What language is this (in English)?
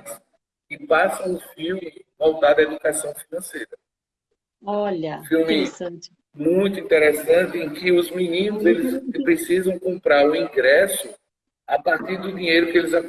Portuguese